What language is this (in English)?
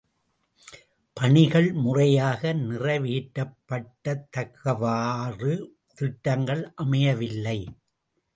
Tamil